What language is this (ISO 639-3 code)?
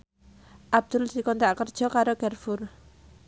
jav